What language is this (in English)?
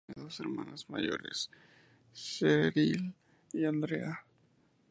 Spanish